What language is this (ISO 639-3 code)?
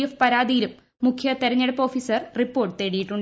mal